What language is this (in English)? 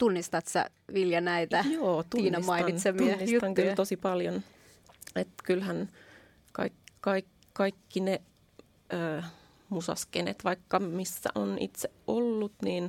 Finnish